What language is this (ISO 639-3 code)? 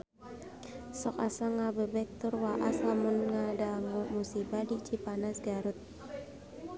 sun